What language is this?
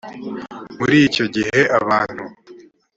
Kinyarwanda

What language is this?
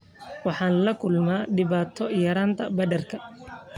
Somali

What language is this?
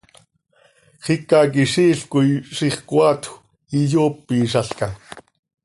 Seri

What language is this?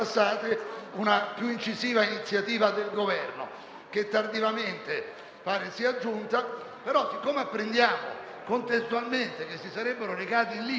Italian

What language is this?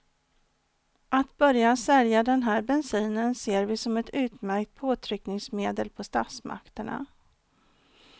Swedish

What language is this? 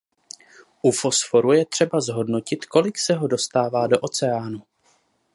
Czech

